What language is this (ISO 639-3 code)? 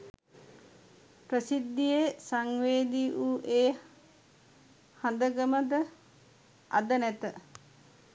sin